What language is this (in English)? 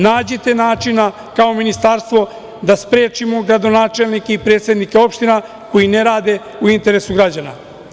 Serbian